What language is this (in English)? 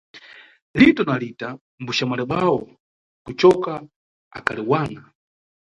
Nyungwe